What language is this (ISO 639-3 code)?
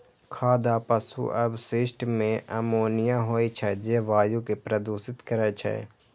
mai